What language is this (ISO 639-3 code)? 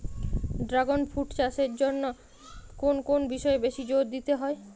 ben